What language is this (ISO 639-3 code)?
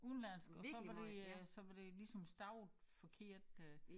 dan